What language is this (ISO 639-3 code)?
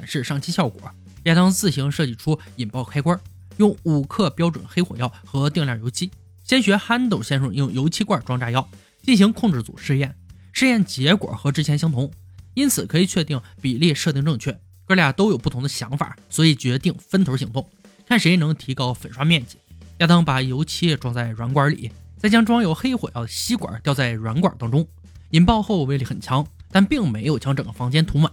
zho